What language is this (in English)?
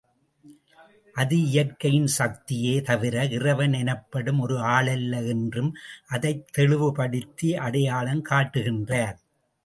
Tamil